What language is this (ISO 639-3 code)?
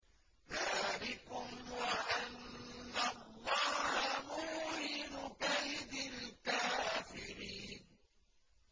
ara